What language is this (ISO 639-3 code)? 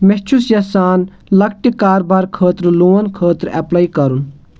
kas